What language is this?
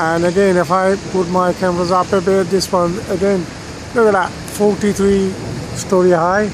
English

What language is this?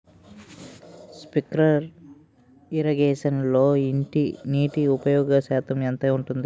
Telugu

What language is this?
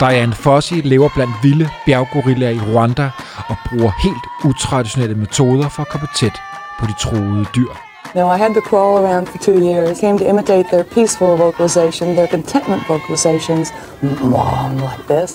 Danish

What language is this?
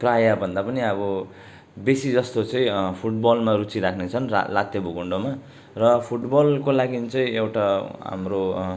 Nepali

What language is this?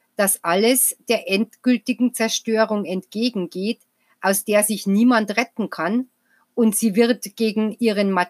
German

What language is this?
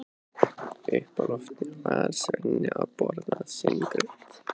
Icelandic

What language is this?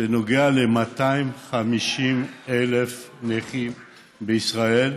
Hebrew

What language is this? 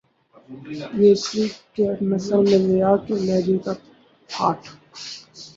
Urdu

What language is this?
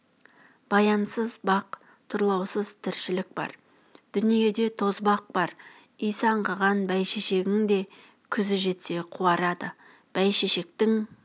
Kazakh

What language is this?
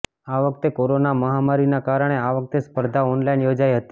Gujarati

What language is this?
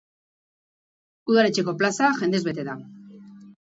Basque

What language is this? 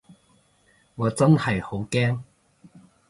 Cantonese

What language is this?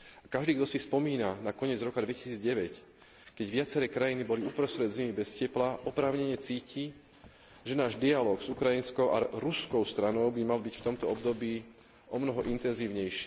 Slovak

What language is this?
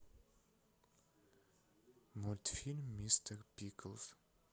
Russian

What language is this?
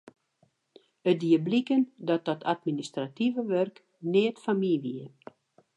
Western Frisian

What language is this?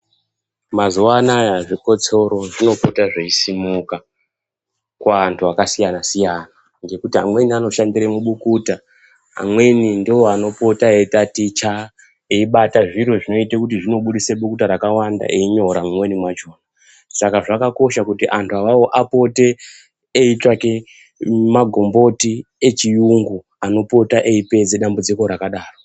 Ndau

